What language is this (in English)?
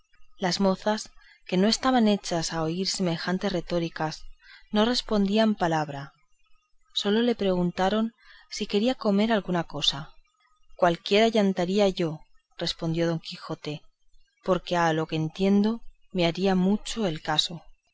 Spanish